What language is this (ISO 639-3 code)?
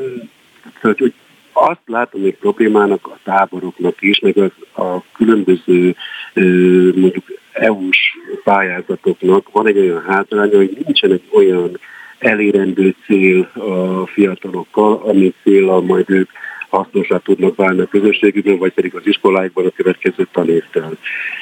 hun